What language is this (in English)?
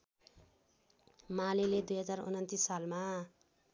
Nepali